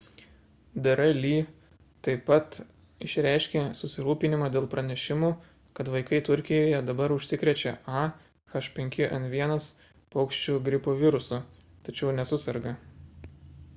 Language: Lithuanian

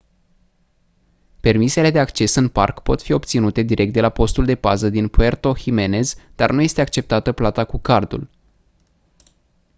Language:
Romanian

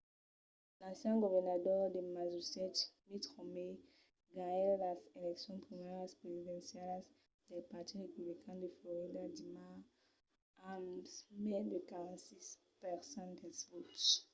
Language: Occitan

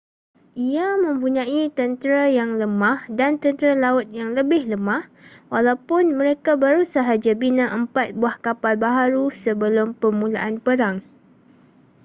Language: Malay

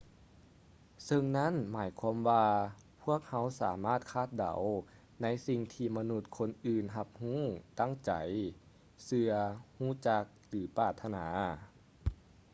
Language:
Lao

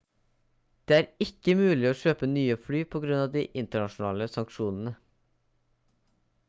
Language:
Norwegian Bokmål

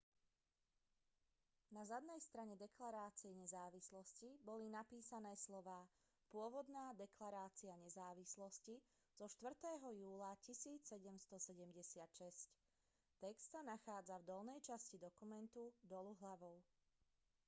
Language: Slovak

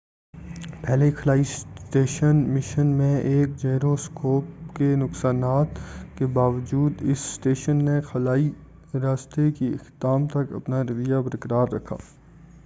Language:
Urdu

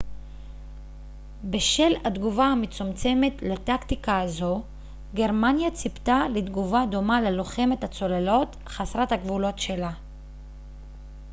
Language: Hebrew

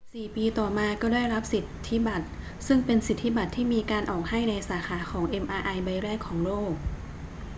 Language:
Thai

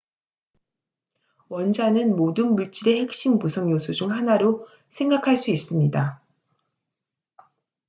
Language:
Korean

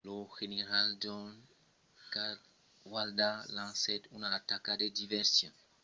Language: Occitan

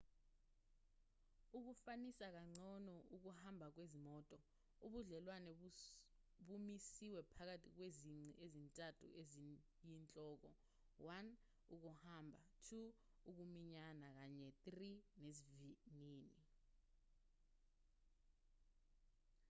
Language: Zulu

